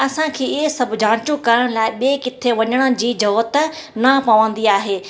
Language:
Sindhi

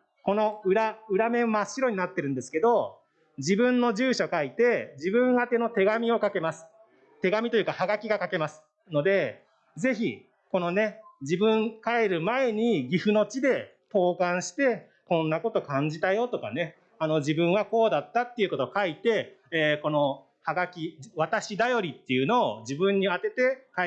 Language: Japanese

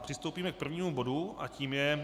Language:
Czech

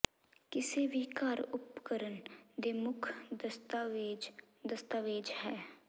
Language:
Punjabi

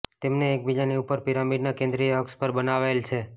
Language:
Gujarati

